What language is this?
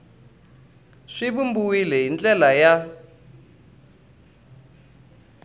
Tsonga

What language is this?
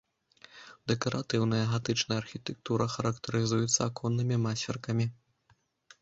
Belarusian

